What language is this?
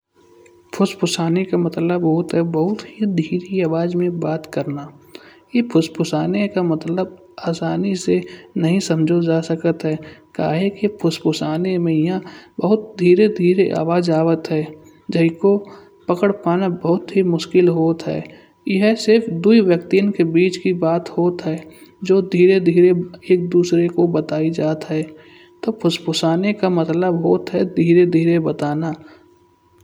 Kanauji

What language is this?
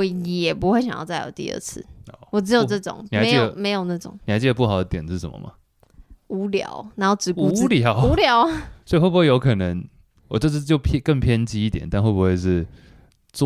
Chinese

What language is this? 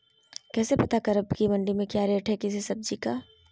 Magahi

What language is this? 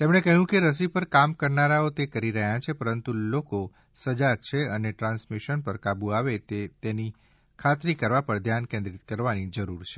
Gujarati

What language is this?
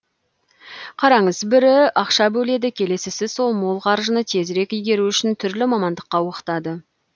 Kazakh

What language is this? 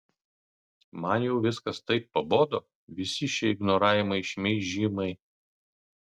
Lithuanian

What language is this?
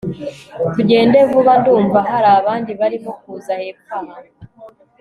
Kinyarwanda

